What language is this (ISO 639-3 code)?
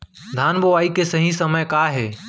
hne